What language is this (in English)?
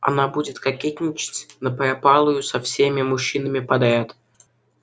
Russian